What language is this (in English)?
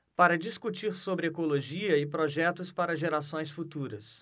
Portuguese